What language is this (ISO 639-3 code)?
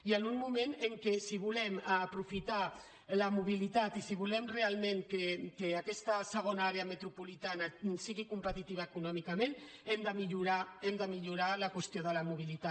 cat